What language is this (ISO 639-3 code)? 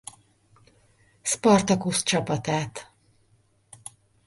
hun